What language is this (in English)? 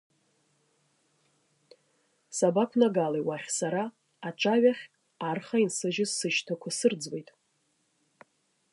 Abkhazian